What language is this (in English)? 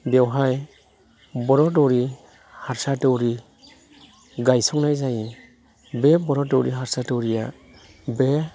Bodo